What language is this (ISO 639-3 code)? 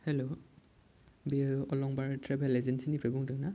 brx